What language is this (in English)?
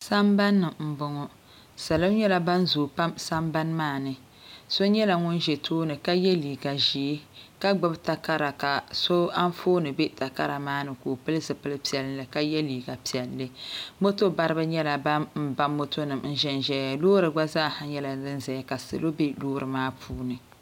Dagbani